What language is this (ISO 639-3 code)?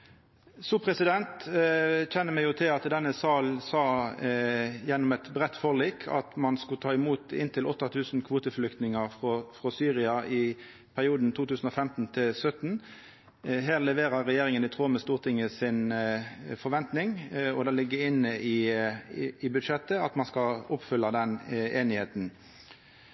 nno